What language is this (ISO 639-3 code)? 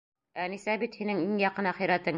bak